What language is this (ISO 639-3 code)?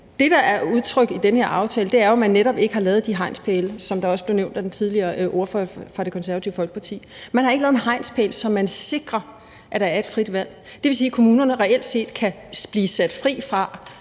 dan